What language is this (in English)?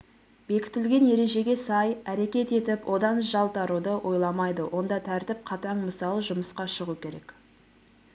Kazakh